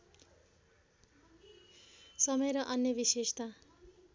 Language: Nepali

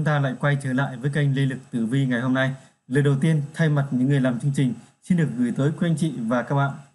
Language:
Vietnamese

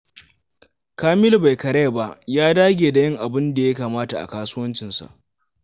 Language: Hausa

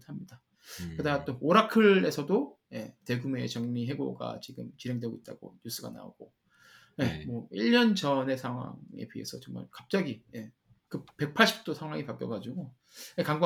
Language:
Korean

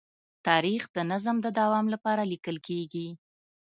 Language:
Pashto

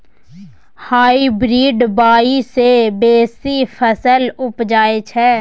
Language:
Maithili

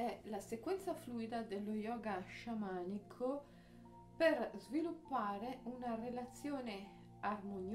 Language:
Italian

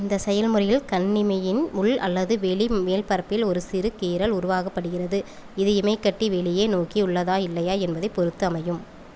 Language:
Tamil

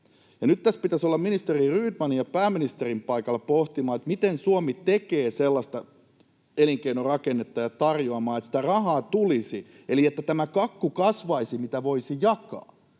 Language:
Finnish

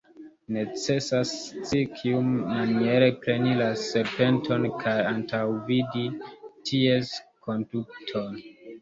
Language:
Esperanto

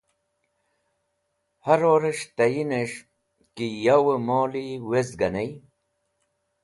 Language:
Wakhi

